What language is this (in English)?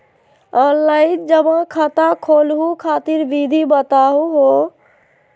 Magahi